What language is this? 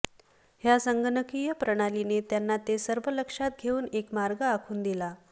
Marathi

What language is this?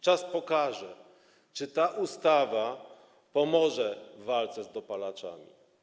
Polish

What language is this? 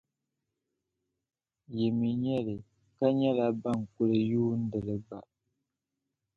Dagbani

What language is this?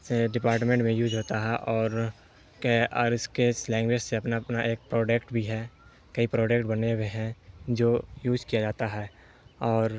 Urdu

